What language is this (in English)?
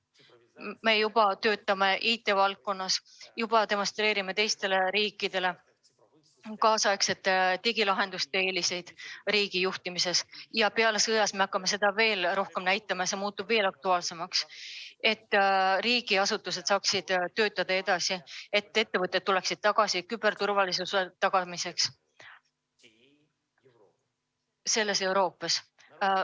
Estonian